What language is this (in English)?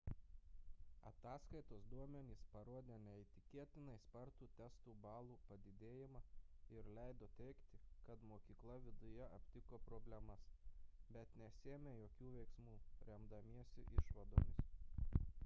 Lithuanian